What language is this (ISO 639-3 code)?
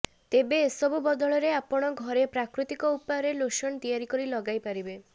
ori